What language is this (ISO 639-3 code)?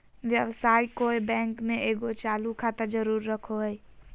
mag